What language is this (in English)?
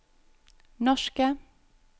Norwegian